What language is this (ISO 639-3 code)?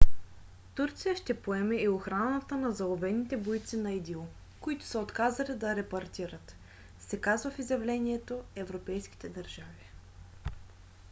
bul